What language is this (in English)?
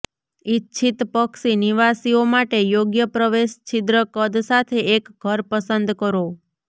Gujarati